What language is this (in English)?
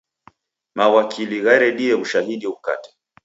Taita